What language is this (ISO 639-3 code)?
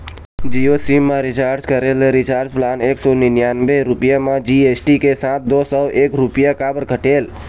hne